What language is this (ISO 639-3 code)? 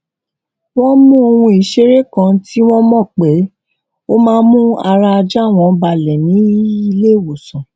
yor